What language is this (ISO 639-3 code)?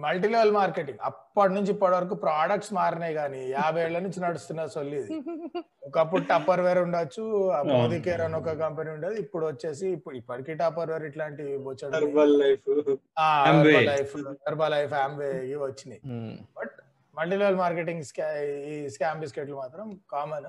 tel